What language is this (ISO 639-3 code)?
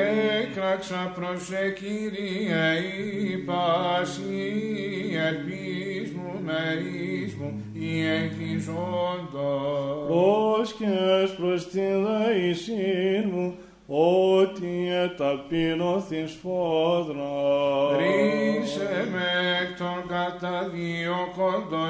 ell